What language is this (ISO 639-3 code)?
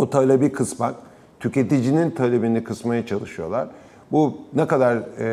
tur